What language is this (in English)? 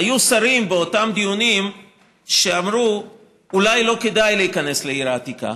Hebrew